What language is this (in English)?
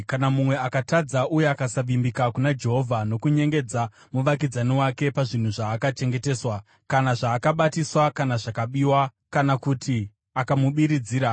Shona